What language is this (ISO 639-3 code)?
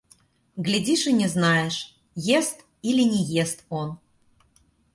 rus